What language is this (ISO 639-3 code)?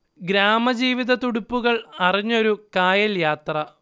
mal